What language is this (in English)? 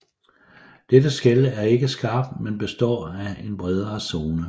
Danish